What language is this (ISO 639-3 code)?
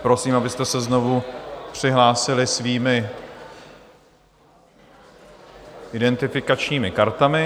ces